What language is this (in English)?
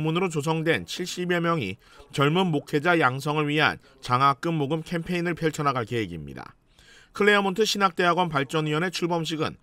Korean